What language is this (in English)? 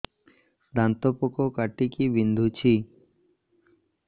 Odia